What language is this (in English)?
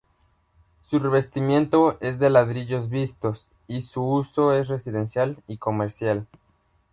Spanish